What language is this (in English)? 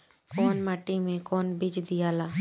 Bhojpuri